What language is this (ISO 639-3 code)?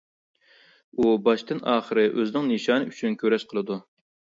uig